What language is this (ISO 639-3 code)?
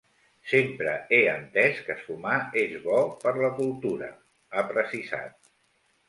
cat